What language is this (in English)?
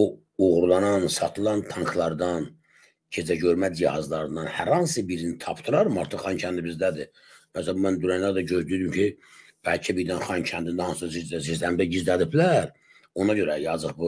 Turkish